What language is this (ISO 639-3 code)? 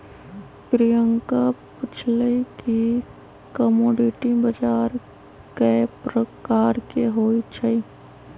mag